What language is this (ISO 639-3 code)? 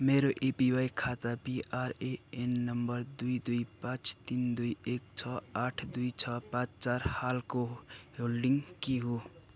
nep